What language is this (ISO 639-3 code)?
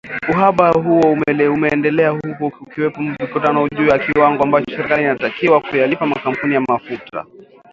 swa